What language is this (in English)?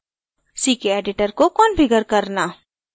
Hindi